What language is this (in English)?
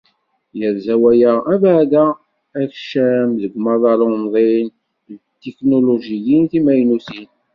Kabyle